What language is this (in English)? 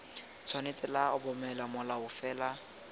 Tswana